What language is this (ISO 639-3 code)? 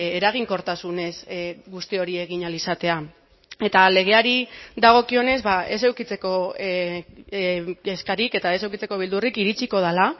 eus